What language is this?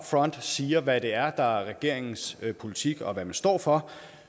Danish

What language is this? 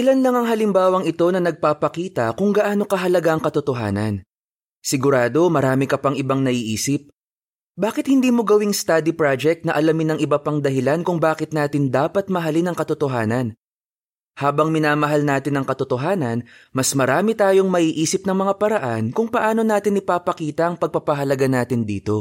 Filipino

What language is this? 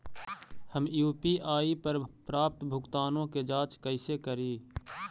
Magahi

